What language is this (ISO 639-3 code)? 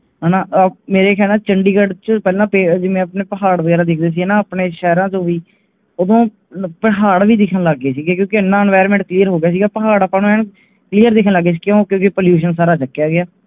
pan